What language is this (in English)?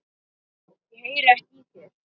Icelandic